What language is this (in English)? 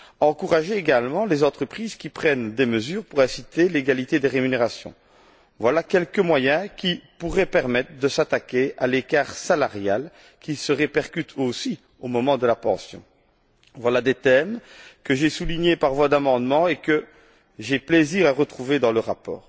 French